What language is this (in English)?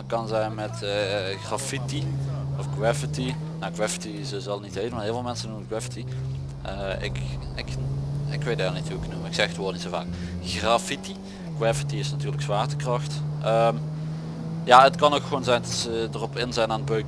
Dutch